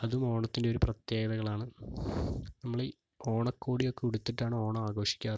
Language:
Malayalam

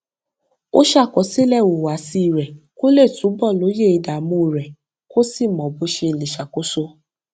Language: Yoruba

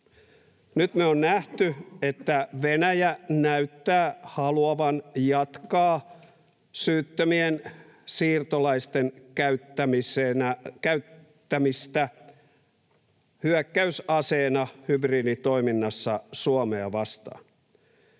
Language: Finnish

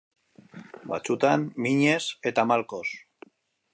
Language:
Basque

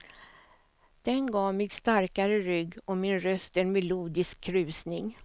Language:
Swedish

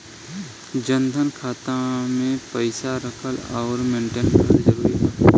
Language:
Bhojpuri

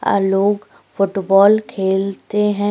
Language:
Hindi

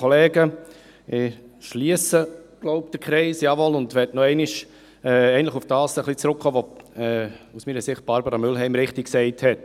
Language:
Swiss German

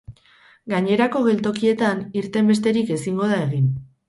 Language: Basque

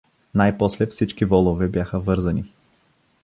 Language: Bulgarian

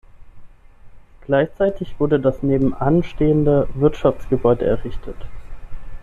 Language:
German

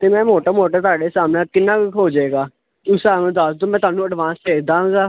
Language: Punjabi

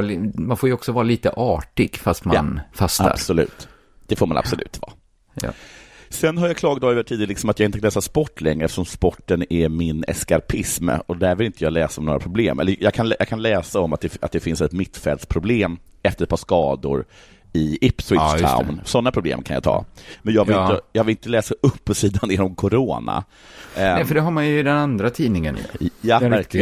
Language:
Swedish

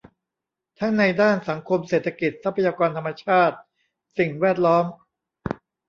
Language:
Thai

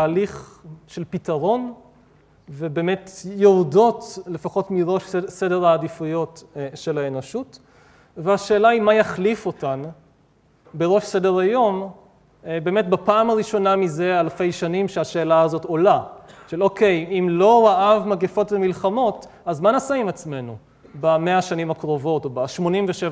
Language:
Hebrew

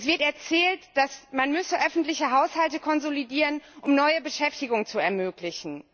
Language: German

